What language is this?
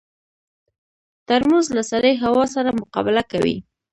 Pashto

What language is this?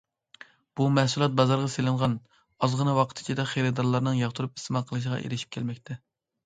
Uyghur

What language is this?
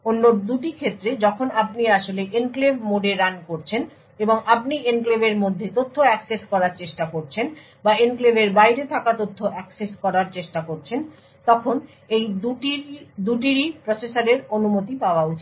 Bangla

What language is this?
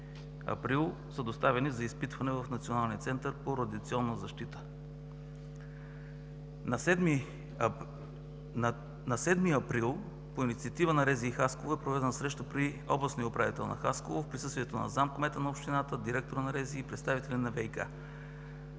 Bulgarian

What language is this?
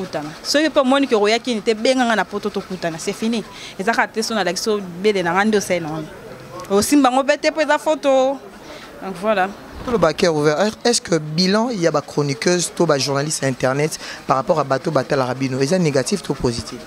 French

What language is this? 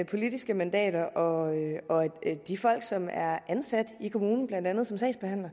Danish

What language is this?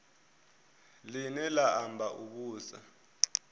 Venda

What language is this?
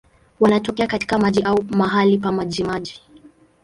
Swahili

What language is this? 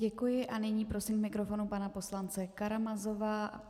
Czech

